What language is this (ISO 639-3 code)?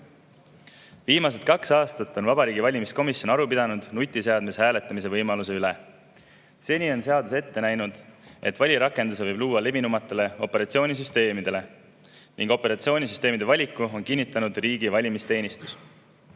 est